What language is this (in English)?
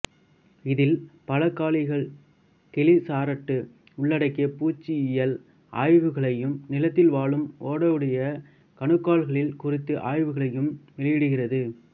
Tamil